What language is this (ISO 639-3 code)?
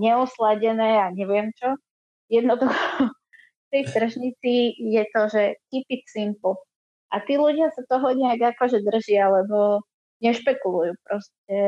slk